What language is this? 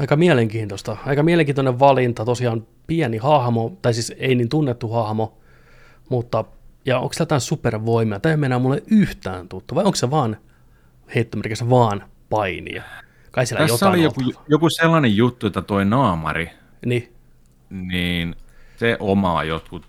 Finnish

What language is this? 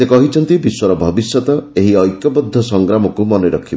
Odia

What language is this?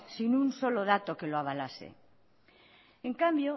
Spanish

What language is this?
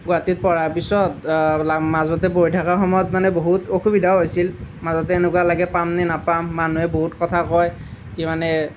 Assamese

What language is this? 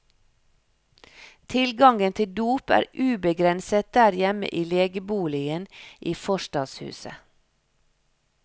Norwegian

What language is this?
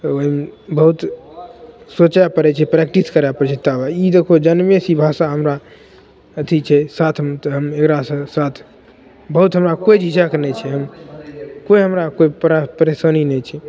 Maithili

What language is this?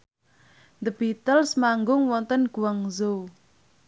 Javanese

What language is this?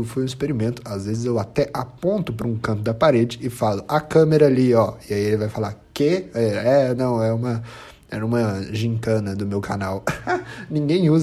Portuguese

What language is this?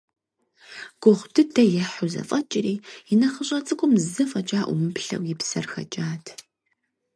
Kabardian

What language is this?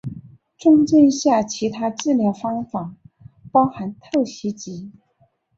Chinese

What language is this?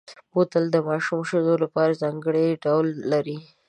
Pashto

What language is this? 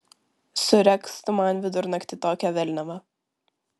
Lithuanian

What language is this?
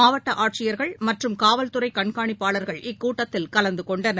Tamil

